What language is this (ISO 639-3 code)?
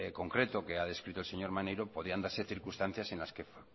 spa